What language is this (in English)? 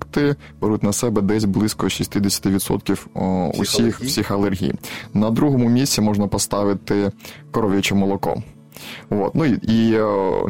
Ukrainian